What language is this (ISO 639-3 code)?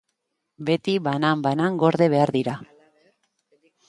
eus